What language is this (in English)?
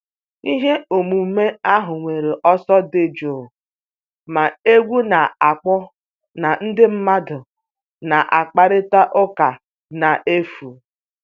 Igbo